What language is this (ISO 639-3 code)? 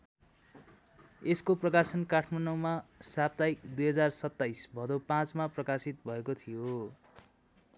nep